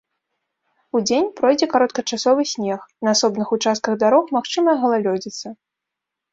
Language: Belarusian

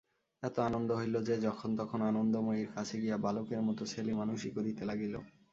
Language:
Bangla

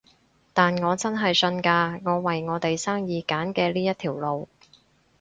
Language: Cantonese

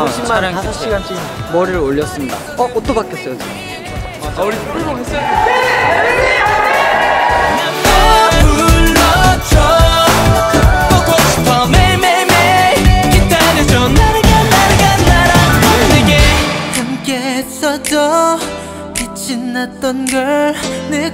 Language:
Korean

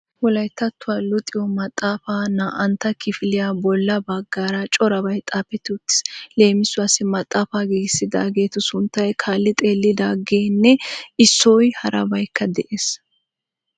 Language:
Wolaytta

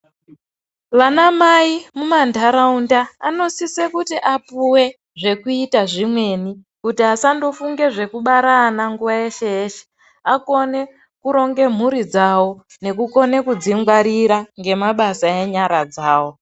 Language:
Ndau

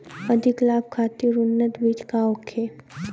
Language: Bhojpuri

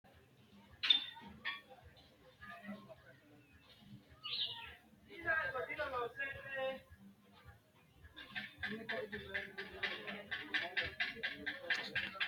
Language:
Sidamo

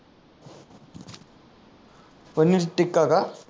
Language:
Marathi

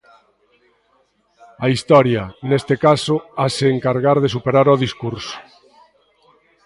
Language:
Galician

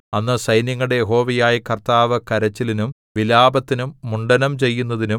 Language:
Malayalam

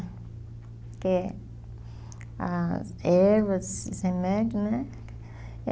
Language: Portuguese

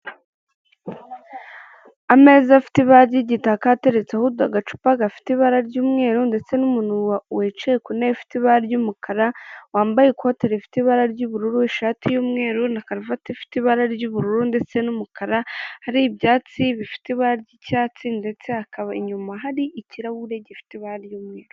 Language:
Kinyarwanda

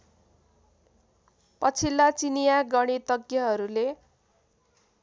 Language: Nepali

